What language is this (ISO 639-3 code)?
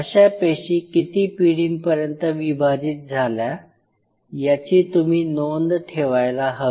mar